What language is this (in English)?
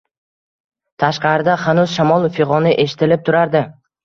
Uzbek